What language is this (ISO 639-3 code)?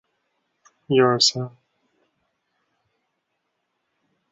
zho